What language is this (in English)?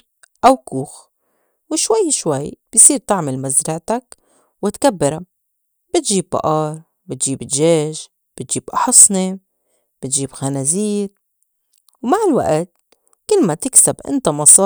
North Levantine Arabic